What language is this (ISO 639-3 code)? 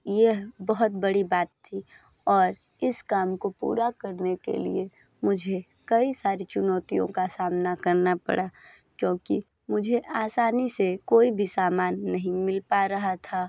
hin